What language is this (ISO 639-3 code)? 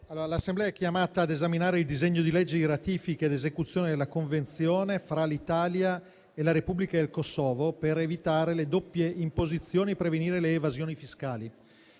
ita